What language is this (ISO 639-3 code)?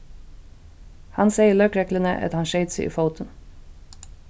fao